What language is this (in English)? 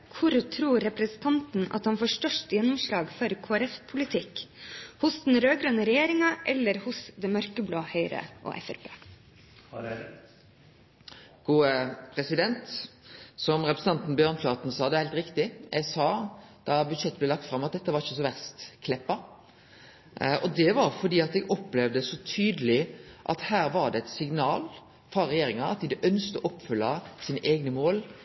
Norwegian